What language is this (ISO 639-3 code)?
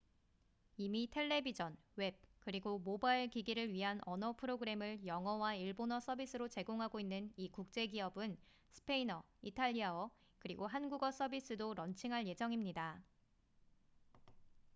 kor